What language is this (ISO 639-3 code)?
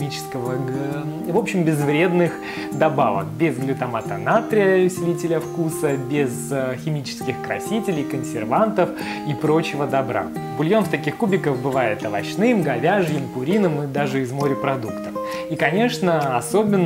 rus